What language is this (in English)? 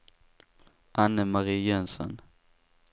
Swedish